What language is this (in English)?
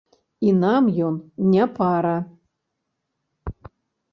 Belarusian